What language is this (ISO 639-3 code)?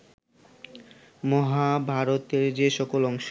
ben